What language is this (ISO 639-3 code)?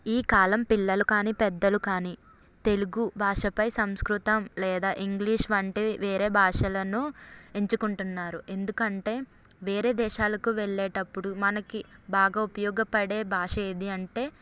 tel